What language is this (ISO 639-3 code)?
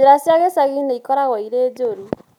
kik